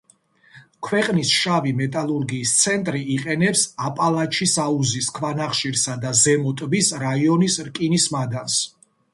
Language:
Georgian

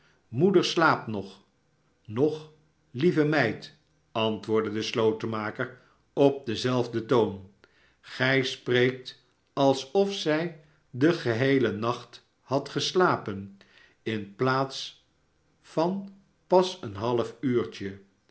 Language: Dutch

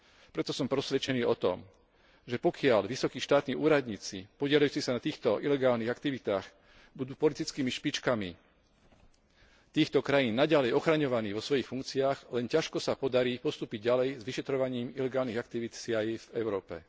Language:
Slovak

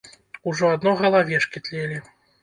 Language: Belarusian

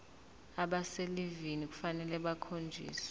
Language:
Zulu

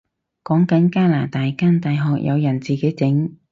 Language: Cantonese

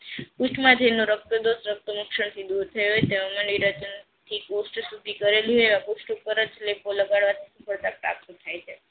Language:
Gujarati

